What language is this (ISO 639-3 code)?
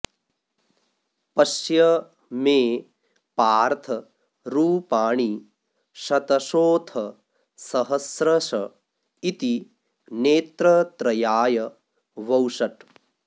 san